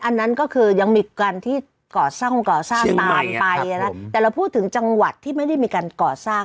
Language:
Thai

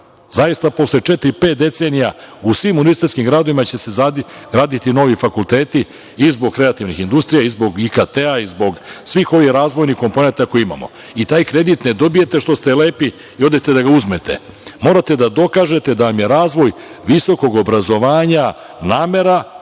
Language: Serbian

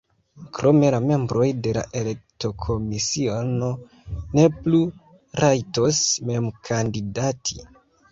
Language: Esperanto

